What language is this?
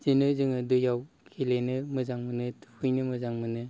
Bodo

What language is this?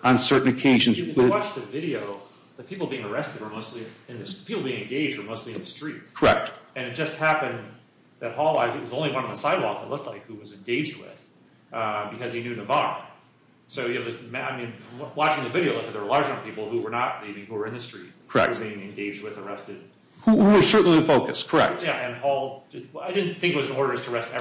English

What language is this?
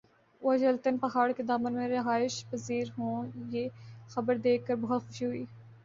Urdu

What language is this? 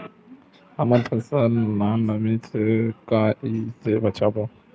Chhattisgarhi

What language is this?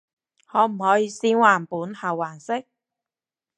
Cantonese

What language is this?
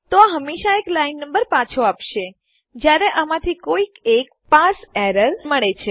Gujarati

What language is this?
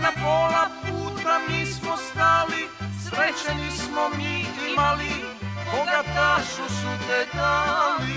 Romanian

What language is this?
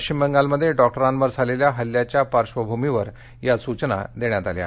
Marathi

